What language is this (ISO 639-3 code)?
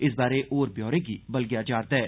doi